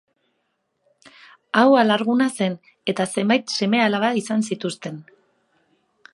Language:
Basque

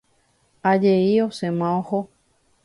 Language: Guarani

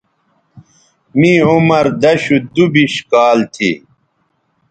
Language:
Bateri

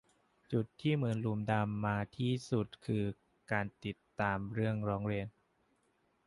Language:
Thai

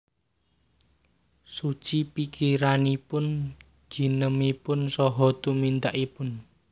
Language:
Javanese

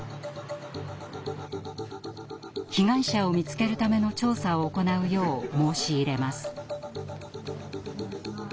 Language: Japanese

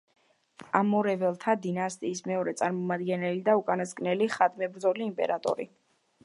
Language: Georgian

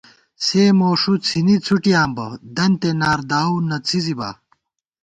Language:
Gawar-Bati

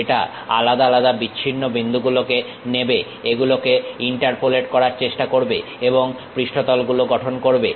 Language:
Bangla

